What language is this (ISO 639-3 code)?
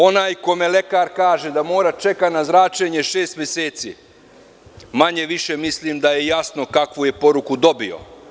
srp